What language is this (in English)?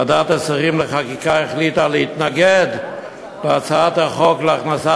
Hebrew